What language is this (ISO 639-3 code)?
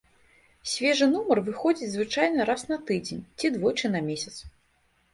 bel